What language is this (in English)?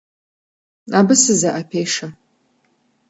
Kabardian